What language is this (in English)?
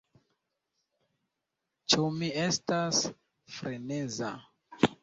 Esperanto